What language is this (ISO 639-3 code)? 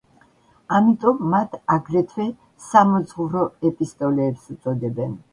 kat